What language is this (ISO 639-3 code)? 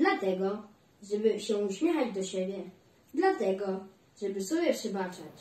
pol